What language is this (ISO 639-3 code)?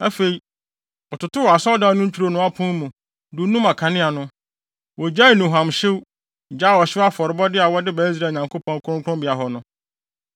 aka